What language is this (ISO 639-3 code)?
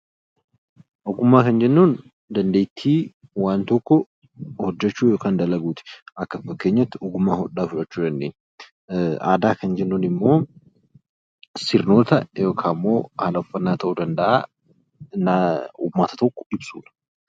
orm